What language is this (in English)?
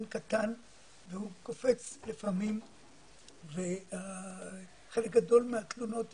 Hebrew